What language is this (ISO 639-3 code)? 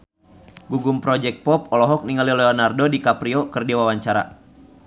sun